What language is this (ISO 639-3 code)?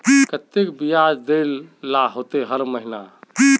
mag